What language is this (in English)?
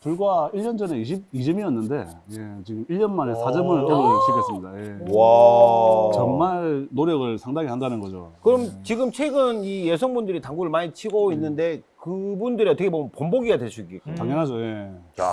Korean